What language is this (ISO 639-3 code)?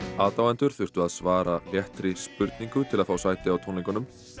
isl